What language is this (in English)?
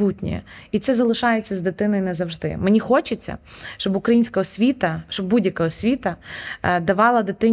Ukrainian